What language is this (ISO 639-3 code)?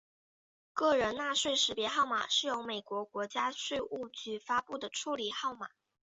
zho